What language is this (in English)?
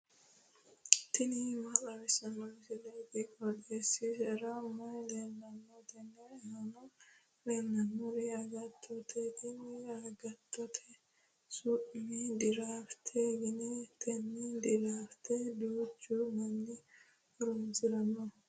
Sidamo